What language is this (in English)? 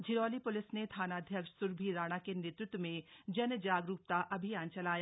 Hindi